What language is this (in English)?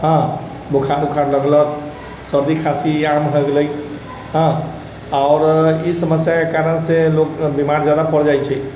Maithili